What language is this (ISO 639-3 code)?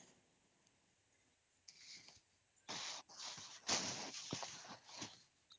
ori